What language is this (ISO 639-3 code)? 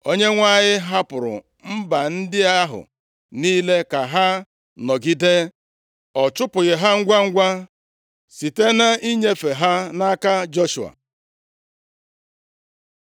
ibo